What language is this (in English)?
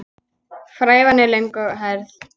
Icelandic